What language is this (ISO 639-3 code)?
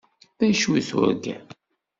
kab